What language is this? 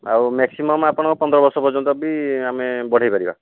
Odia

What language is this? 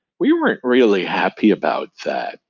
English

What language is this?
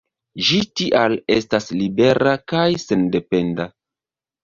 Esperanto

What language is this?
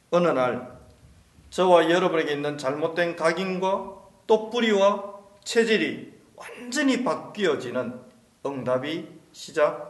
Korean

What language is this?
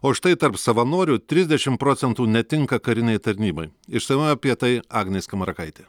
Lithuanian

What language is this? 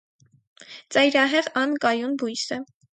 Armenian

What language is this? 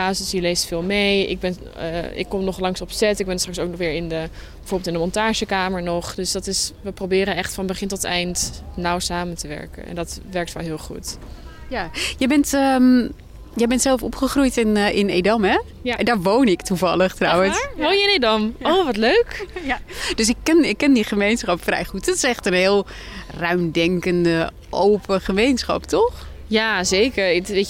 Dutch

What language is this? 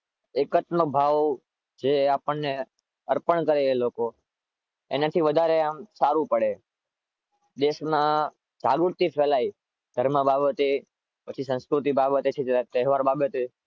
Gujarati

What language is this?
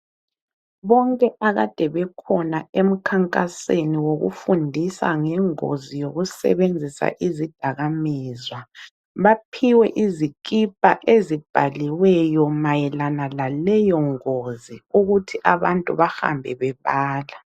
North Ndebele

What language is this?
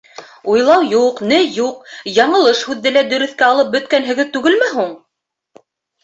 Bashkir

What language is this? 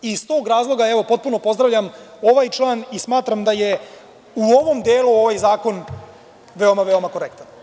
Serbian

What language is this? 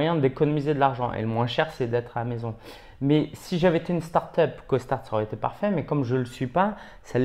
French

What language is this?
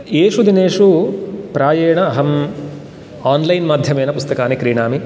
Sanskrit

